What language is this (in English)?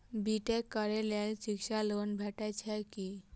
Maithili